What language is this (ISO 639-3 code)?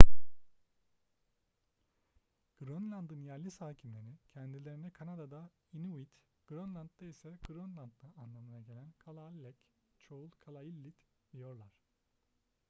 tur